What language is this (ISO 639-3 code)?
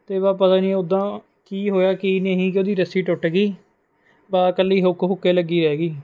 pan